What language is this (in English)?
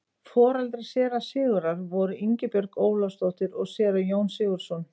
Icelandic